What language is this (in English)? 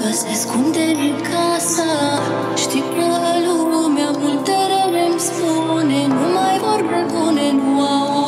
Romanian